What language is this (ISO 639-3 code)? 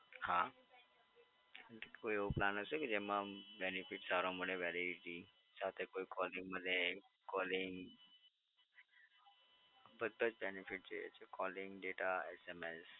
guj